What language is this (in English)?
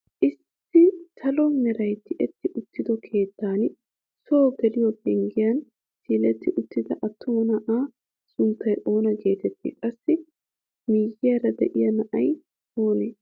Wolaytta